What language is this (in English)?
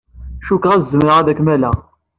Kabyle